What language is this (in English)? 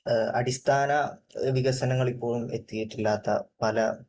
Malayalam